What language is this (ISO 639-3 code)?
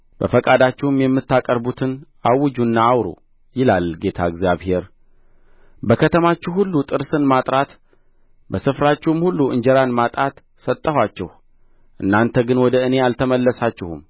amh